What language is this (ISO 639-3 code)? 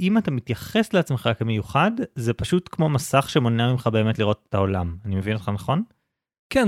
heb